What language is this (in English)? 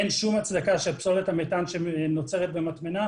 Hebrew